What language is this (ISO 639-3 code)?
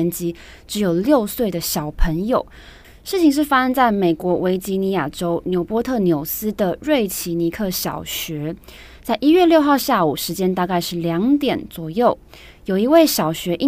zho